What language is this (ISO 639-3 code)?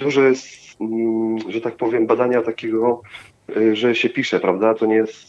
pol